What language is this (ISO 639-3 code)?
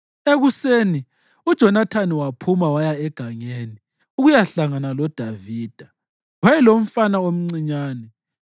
nde